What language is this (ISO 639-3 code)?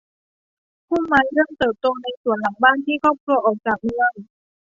tha